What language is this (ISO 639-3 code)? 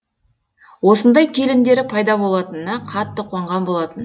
kaz